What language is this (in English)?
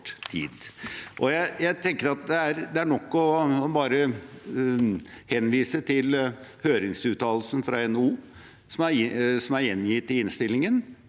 Norwegian